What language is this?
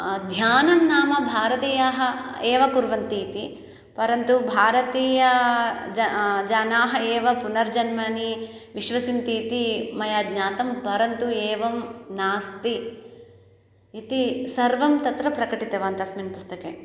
Sanskrit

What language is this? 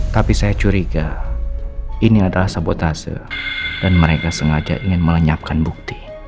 Indonesian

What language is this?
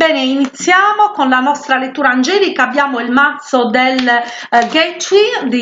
Italian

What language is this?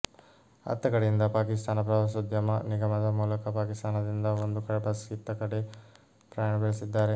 Kannada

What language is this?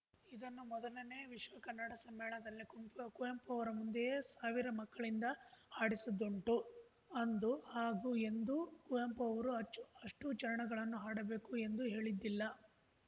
Kannada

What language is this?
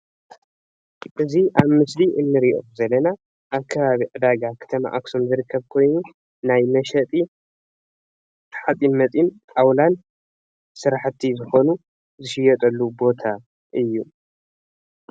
Tigrinya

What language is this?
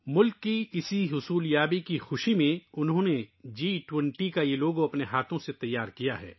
Urdu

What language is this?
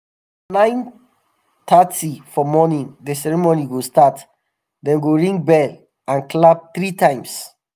Nigerian Pidgin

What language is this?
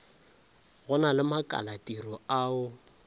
Northern Sotho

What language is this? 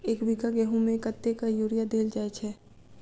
Maithili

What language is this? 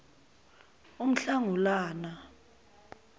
Zulu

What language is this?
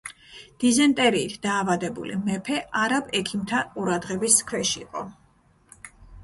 Georgian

